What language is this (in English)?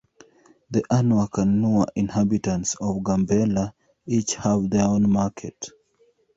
English